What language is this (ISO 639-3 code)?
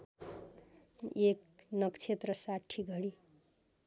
nep